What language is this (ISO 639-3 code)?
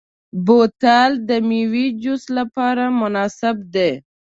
pus